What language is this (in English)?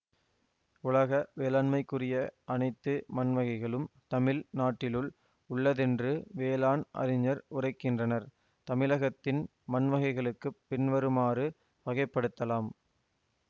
Tamil